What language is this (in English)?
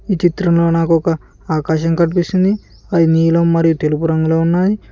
Telugu